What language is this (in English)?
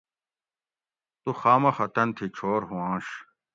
Gawri